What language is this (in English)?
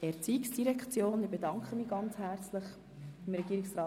Swiss German